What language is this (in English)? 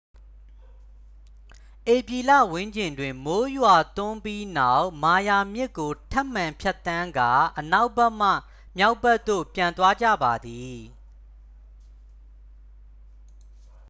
Burmese